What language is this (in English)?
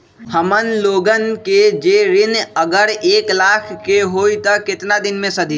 Magahi